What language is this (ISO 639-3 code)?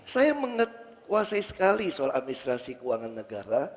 ind